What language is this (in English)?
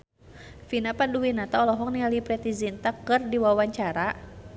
Sundanese